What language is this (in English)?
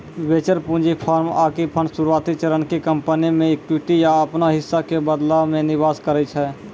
Maithili